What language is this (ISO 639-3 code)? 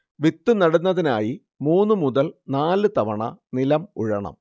mal